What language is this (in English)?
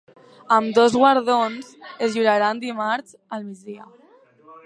Catalan